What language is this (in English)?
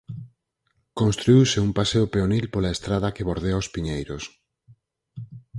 Galician